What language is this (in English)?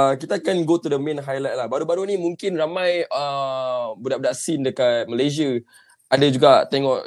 Malay